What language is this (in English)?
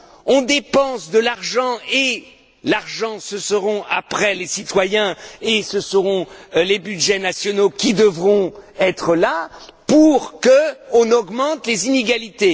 French